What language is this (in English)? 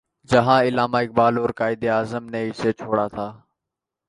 Urdu